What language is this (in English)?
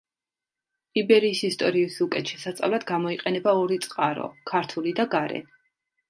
Georgian